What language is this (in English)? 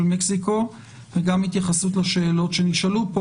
Hebrew